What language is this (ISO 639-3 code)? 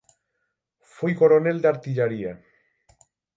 glg